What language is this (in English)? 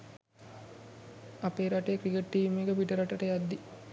Sinhala